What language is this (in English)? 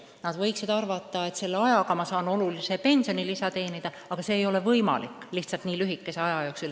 Estonian